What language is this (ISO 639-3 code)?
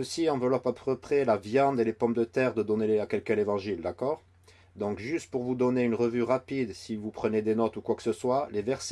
fra